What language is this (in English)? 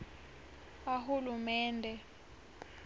Swati